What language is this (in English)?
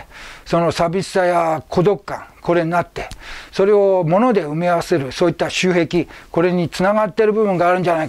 Japanese